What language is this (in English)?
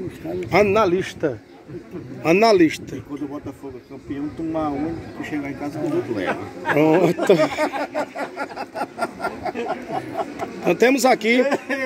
Portuguese